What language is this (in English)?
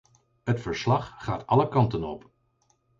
Dutch